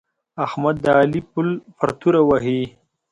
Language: Pashto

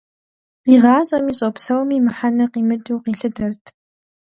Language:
Kabardian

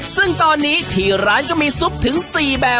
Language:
Thai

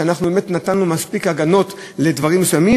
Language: Hebrew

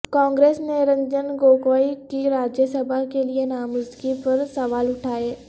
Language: Urdu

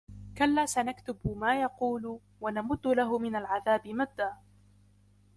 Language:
Arabic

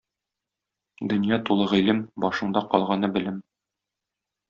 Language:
Tatar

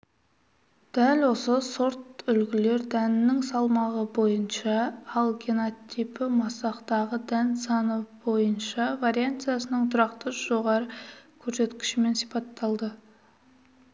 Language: Kazakh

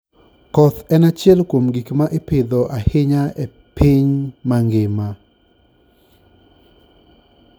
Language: Luo (Kenya and Tanzania)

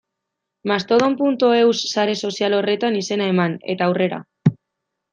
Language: Basque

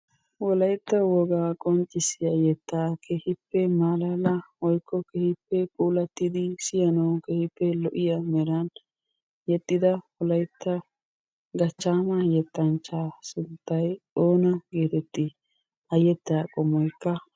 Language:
Wolaytta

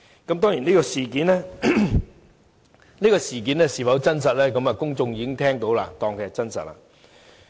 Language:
Cantonese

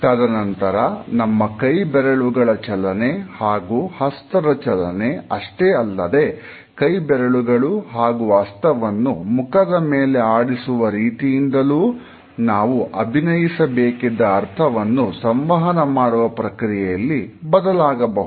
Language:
Kannada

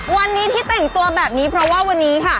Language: Thai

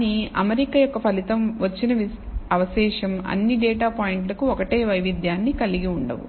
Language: Telugu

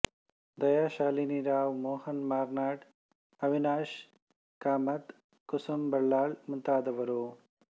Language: Kannada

